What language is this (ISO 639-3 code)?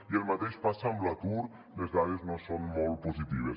cat